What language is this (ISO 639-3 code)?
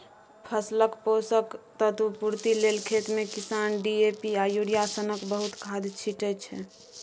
mai